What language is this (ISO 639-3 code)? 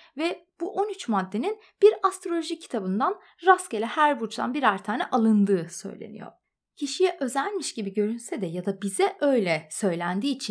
tur